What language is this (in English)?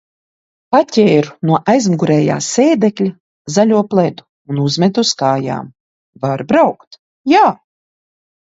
Latvian